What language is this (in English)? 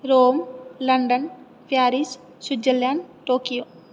Sanskrit